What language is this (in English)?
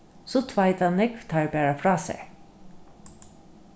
Faroese